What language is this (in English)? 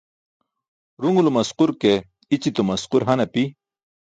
Burushaski